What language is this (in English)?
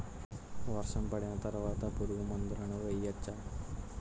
Telugu